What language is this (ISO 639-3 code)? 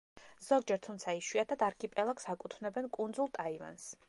kat